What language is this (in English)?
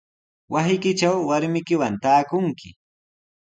Sihuas Ancash Quechua